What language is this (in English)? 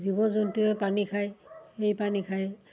Assamese